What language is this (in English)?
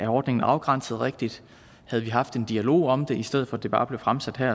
Danish